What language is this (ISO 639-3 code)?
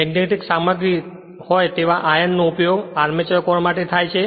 guj